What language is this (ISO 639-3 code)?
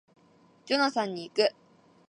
jpn